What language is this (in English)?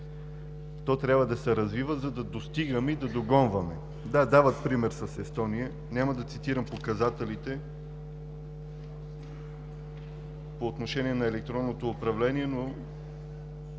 Bulgarian